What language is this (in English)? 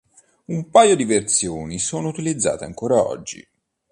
Italian